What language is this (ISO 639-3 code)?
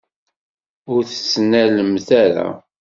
kab